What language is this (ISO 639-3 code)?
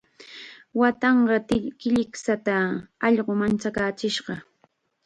qxa